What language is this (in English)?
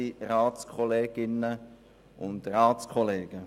Swiss German